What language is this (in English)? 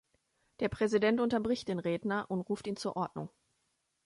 German